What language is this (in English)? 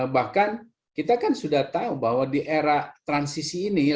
Indonesian